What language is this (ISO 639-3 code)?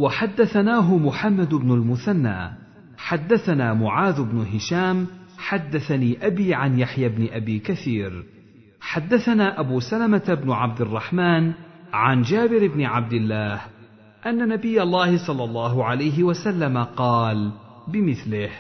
ara